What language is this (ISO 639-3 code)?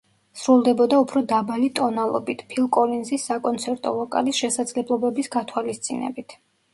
kat